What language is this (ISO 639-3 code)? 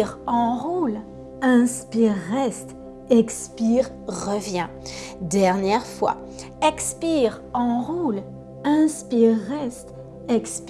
fra